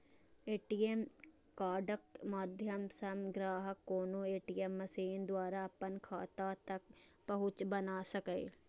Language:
Maithili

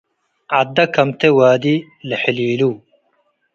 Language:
Tigre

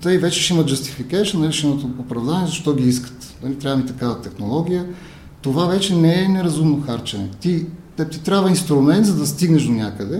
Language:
Bulgarian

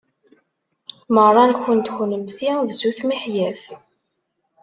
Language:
Kabyle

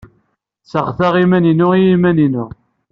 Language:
Kabyle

